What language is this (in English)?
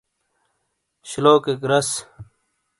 Shina